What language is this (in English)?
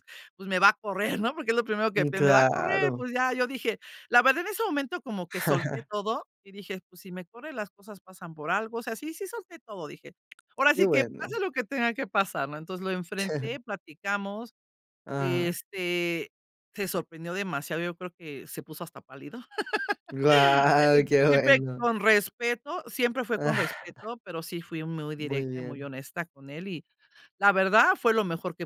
Spanish